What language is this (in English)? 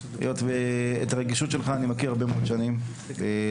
Hebrew